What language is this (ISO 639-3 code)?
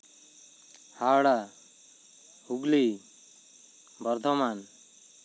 sat